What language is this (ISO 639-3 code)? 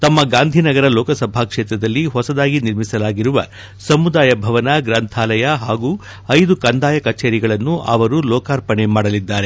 kan